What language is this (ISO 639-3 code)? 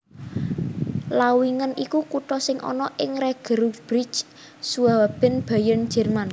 jav